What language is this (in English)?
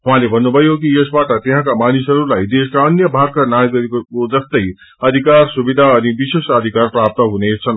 Nepali